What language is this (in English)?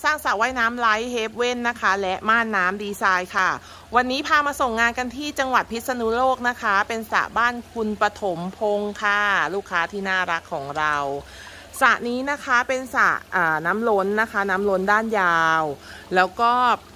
Thai